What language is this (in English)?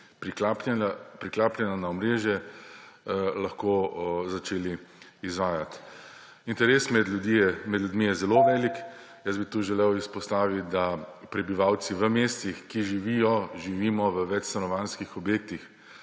Slovenian